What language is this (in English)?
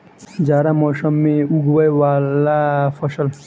Maithili